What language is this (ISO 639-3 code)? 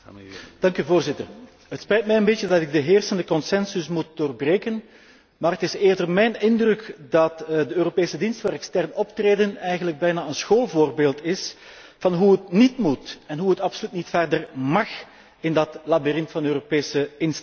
nld